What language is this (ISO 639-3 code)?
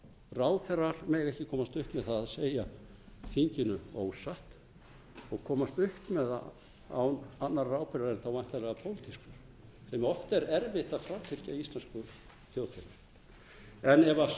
isl